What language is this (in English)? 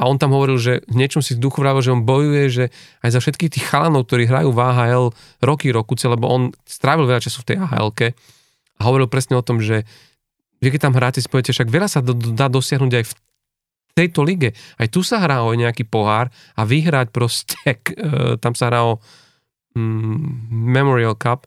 Slovak